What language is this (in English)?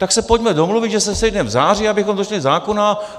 Czech